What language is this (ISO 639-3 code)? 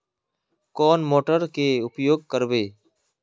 mag